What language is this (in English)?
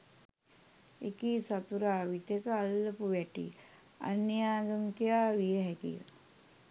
Sinhala